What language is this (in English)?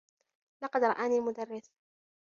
Arabic